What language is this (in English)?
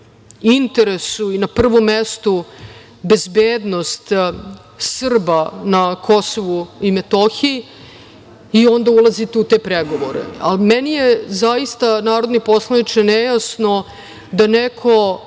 Serbian